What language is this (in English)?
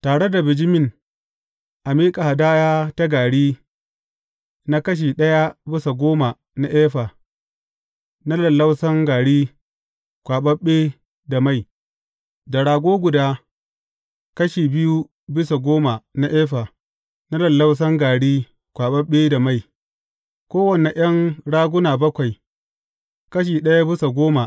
Hausa